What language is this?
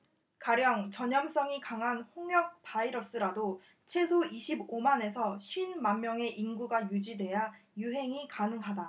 Korean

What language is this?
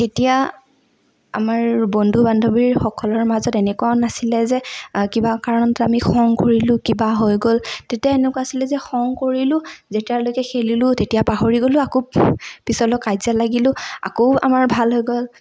Assamese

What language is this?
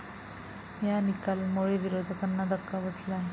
Marathi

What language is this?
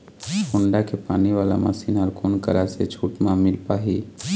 Chhattisgarhi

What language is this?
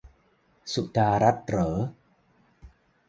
Thai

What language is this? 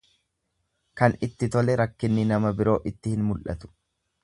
Oromo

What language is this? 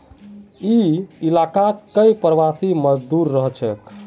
Magahi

